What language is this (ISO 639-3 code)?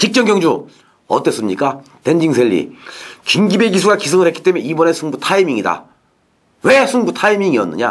kor